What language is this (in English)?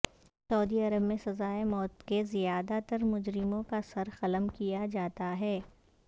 Urdu